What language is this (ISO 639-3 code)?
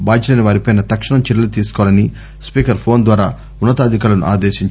tel